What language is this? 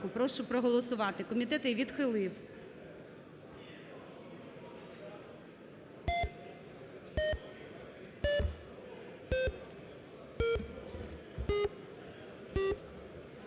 Ukrainian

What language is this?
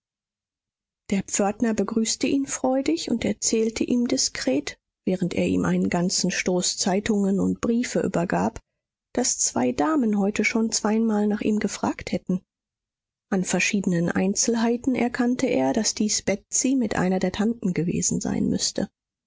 German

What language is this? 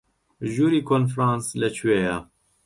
Central Kurdish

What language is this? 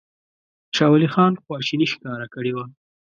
Pashto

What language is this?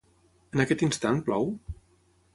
Catalan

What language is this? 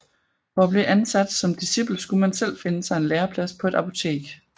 Danish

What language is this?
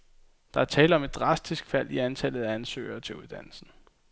Danish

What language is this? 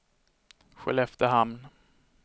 Swedish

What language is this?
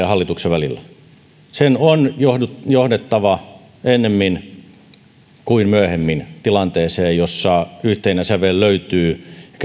Finnish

